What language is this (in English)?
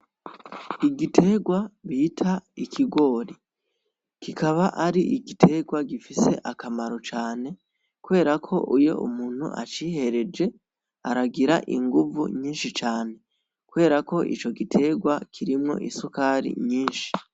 Rundi